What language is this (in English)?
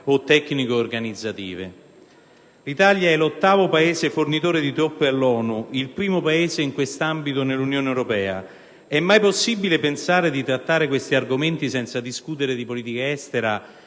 Italian